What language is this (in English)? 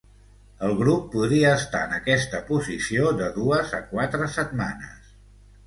Catalan